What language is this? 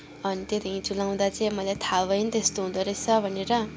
Nepali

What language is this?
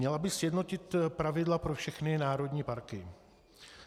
Czech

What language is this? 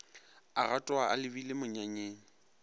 Northern Sotho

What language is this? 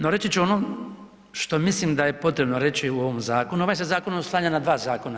Croatian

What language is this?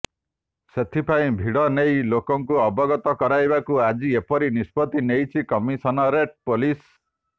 Odia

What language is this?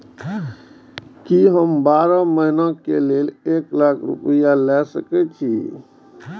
Maithili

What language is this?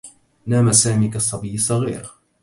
Arabic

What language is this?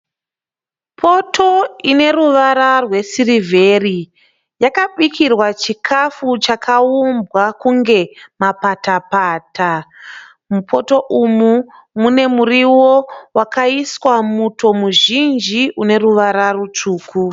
Shona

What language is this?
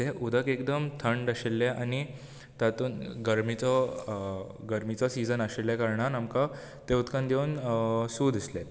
Konkani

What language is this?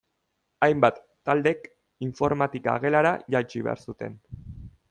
Basque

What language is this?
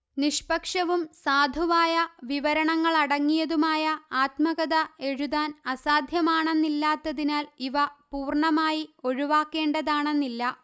Malayalam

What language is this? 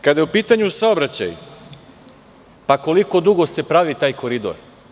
Serbian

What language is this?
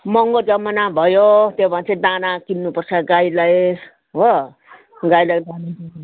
Nepali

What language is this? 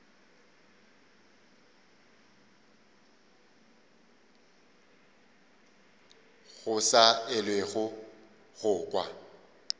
Northern Sotho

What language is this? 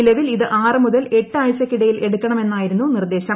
Malayalam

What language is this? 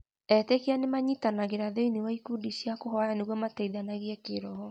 Kikuyu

